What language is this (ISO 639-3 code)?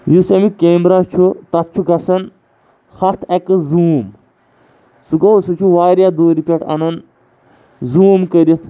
kas